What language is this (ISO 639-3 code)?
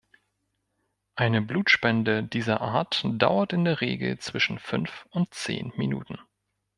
deu